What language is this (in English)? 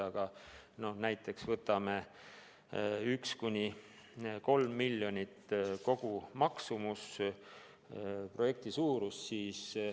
Estonian